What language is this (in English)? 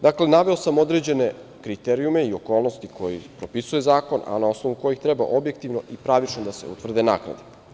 Serbian